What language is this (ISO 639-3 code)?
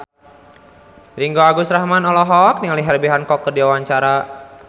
sun